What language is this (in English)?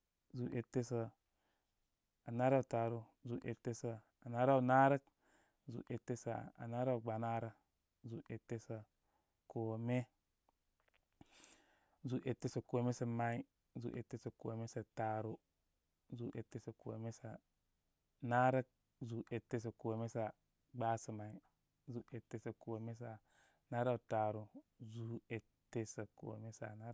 Koma